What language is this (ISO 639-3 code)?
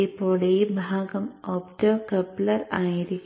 mal